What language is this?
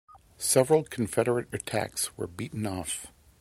English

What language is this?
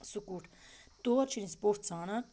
Kashmiri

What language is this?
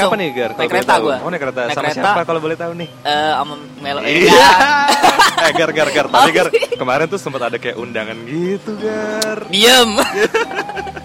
Indonesian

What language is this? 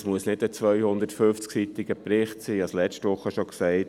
Swiss German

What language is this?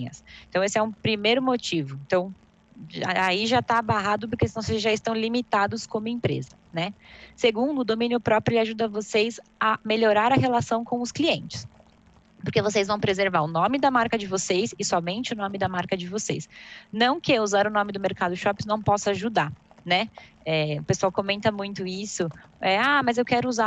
Portuguese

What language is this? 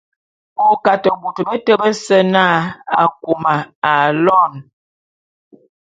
Bulu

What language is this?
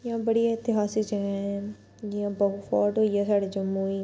Dogri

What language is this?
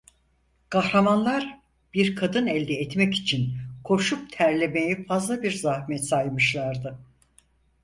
Turkish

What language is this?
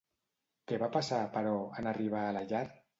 Catalan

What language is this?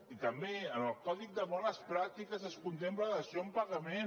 Catalan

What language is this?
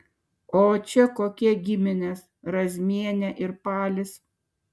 Lithuanian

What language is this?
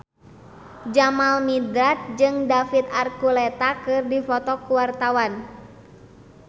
Sundanese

